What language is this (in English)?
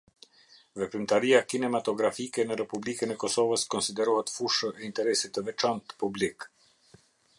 Albanian